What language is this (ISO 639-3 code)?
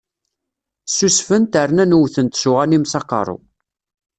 kab